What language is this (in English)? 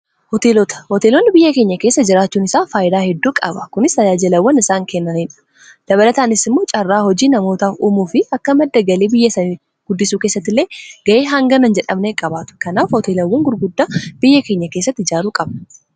Oromo